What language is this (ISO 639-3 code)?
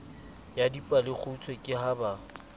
sot